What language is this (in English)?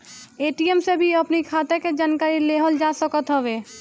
Bhojpuri